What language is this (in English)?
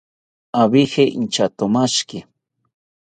South Ucayali Ashéninka